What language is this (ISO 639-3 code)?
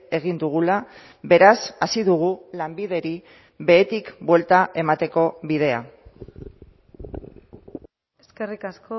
eus